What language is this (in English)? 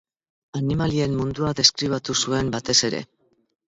Basque